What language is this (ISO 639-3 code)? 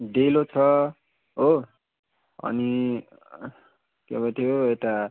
nep